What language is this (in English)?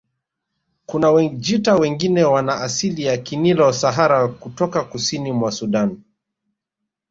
Swahili